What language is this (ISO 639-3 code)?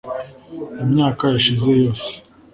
kin